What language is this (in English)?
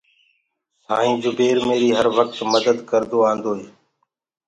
Gurgula